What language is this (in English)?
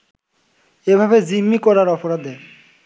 Bangla